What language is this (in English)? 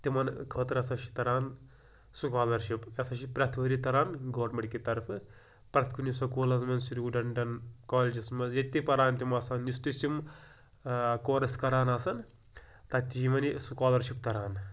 Kashmiri